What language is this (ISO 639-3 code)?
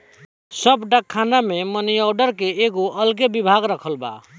bho